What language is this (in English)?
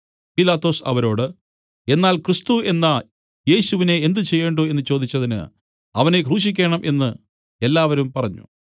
Malayalam